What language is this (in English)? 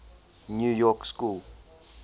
English